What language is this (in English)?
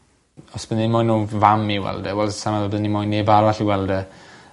Welsh